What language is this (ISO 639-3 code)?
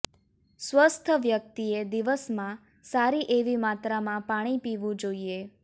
guj